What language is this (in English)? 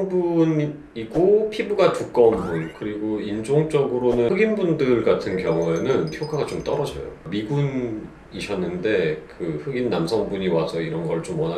Korean